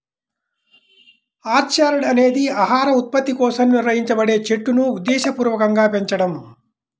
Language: Telugu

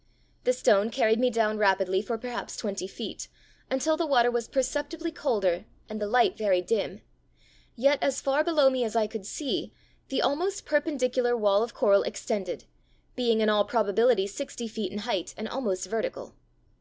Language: English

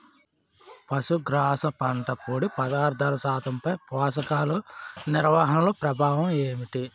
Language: Telugu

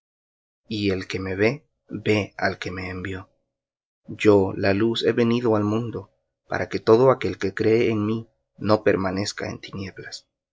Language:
Spanish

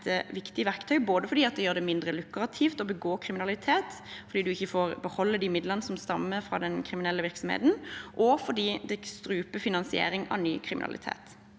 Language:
Norwegian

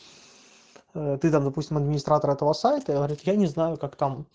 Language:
Russian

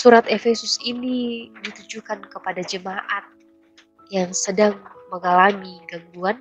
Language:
Indonesian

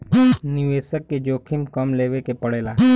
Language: Bhojpuri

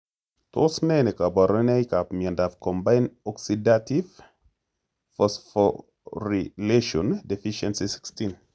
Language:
Kalenjin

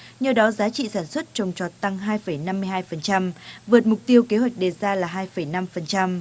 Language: Vietnamese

